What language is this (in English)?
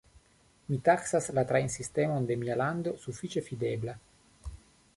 Esperanto